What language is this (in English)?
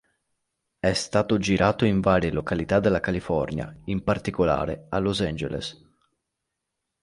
Italian